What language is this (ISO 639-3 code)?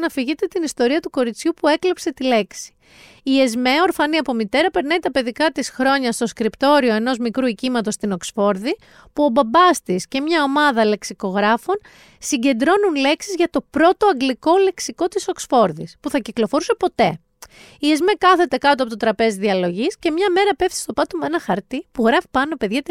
ell